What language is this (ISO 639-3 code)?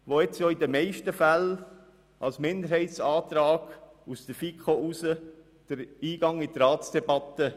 gsw